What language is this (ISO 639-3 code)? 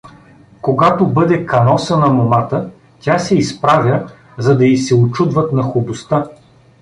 bul